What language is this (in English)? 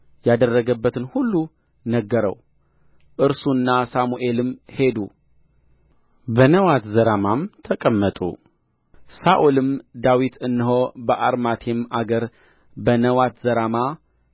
Amharic